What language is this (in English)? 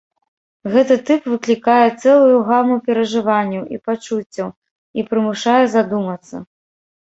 Belarusian